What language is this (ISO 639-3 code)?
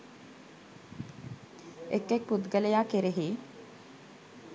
sin